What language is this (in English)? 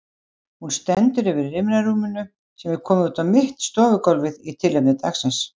Icelandic